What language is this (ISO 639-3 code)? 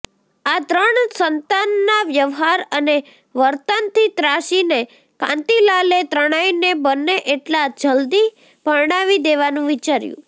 guj